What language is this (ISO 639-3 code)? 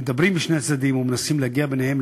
heb